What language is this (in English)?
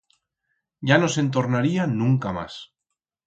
Aragonese